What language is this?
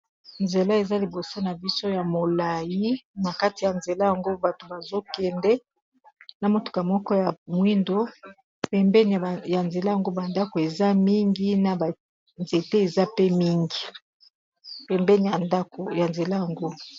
Lingala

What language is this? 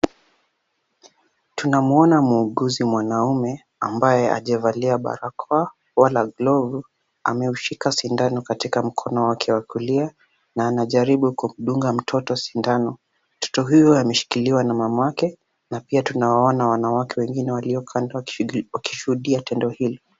Swahili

